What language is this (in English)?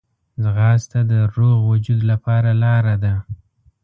Pashto